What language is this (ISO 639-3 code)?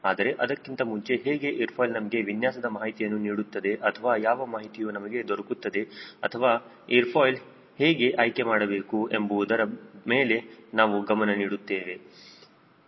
kan